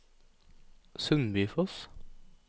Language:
Norwegian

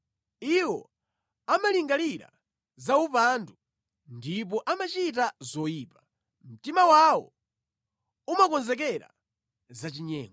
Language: Nyanja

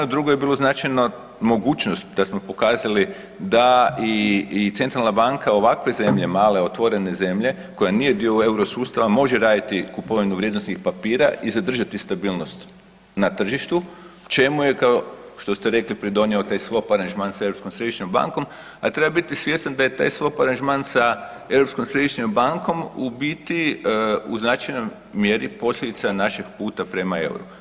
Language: Croatian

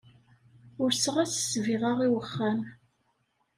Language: Kabyle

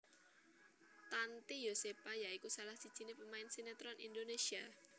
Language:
Javanese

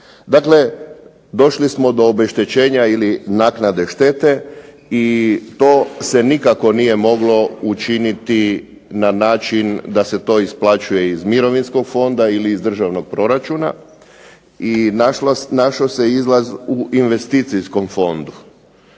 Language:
Croatian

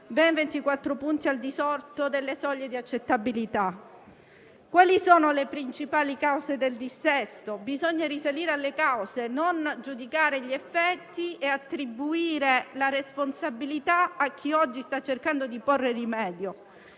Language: Italian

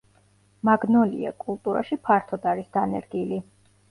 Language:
Georgian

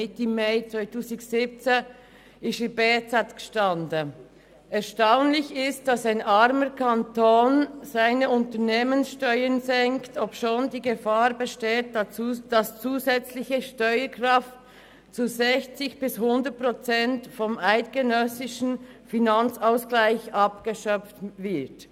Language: Swiss German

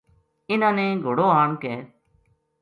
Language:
Gujari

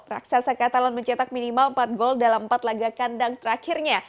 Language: Indonesian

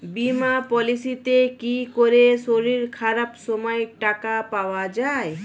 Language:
Bangla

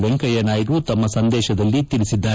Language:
Kannada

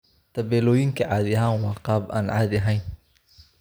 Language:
Somali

